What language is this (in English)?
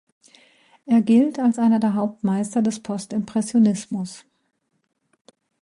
German